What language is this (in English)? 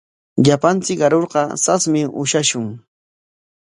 Corongo Ancash Quechua